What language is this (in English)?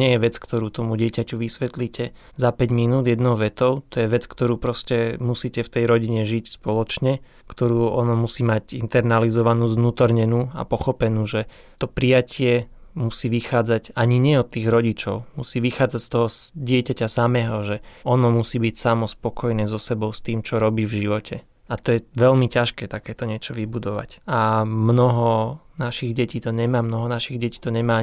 Slovak